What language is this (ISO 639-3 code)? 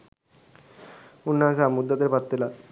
sin